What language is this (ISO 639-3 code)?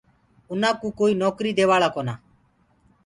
ggg